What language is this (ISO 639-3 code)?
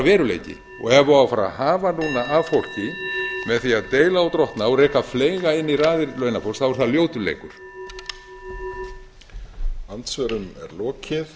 isl